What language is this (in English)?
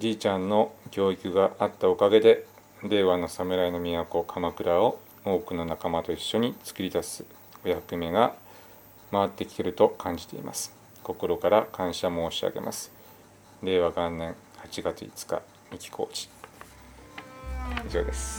Japanese